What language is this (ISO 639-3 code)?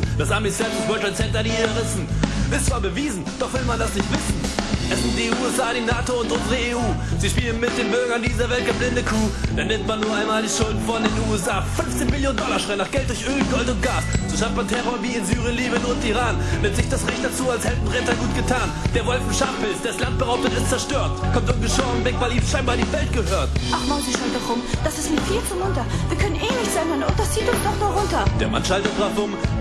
deu